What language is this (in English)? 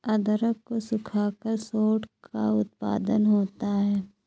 Hindi